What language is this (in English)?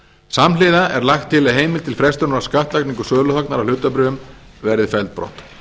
Icelandic